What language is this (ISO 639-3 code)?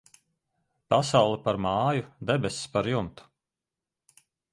lav